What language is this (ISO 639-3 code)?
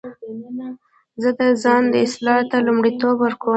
pus